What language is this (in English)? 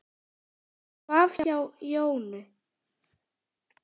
Icelandic